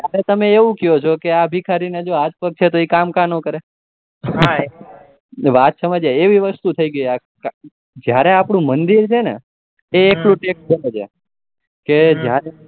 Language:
Gujarati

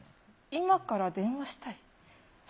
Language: Japanese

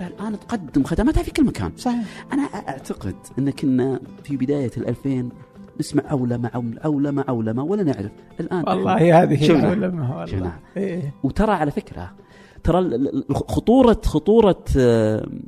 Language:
Arabic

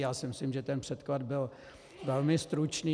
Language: Czech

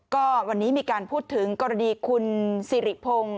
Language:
Thai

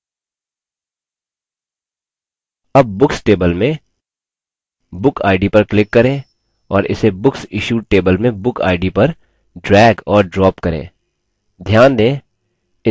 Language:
Hindi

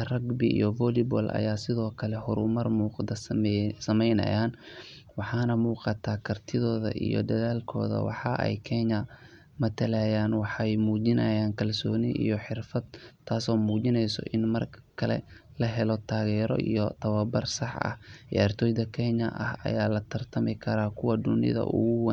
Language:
Somali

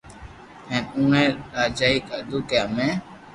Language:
Loarki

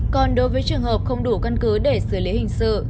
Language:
Vietnamese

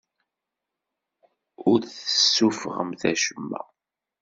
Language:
Kabyle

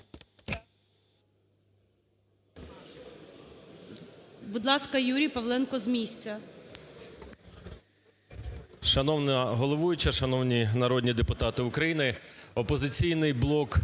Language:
Ukrainian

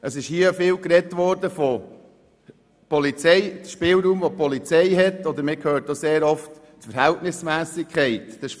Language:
Swiss German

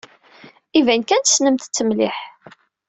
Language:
Kabyle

